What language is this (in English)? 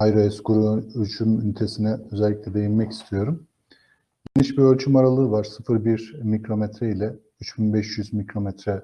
Turkish